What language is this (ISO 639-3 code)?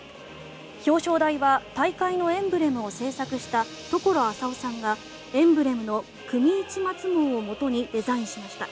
jpn